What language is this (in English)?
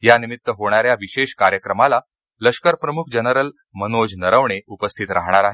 Marathi